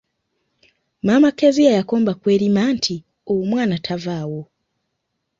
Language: Ganda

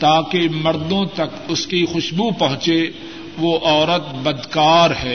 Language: Urdu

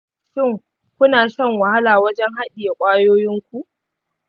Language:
Hausa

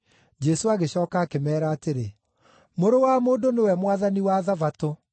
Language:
Kikuyu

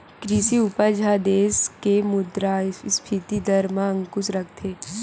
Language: Chhattisgarhi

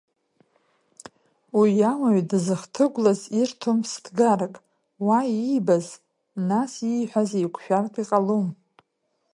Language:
Abkhazian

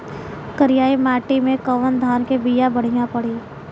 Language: Bhojpuri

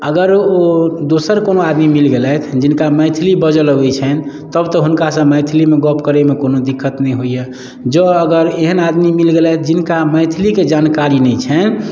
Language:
Maithili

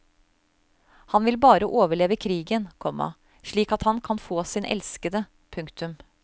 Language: Norwegian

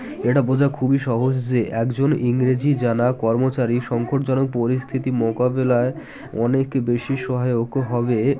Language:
Bangla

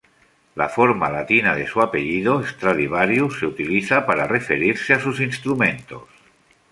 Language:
Spanish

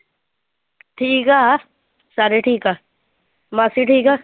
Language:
Punjabi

